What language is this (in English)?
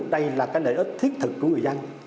Vietnamese